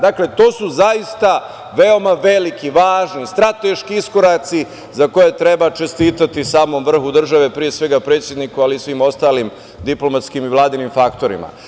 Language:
Serbian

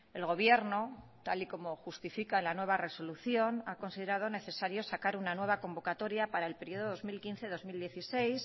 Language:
Spanish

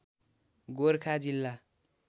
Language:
Nepali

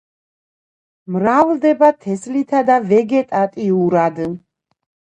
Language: Georgian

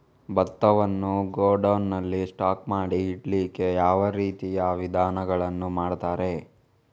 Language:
Kannada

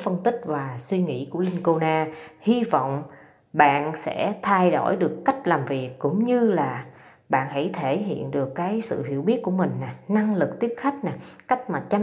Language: Vietnamese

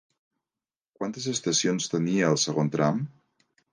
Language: Catalan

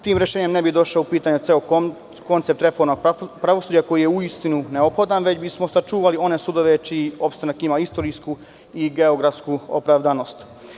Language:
Serbian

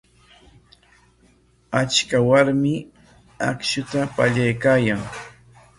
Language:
Corongo Ancash Quechua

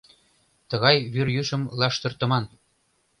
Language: Mari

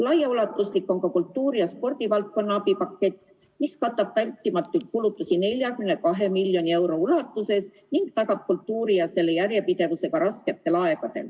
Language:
Estonian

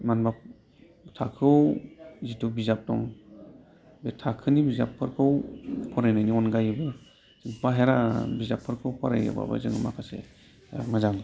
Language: Bodo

